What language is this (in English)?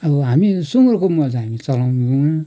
Nepali